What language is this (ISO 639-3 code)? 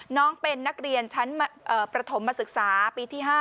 tha